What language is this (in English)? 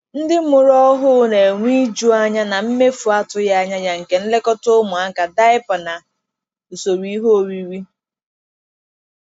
Igbo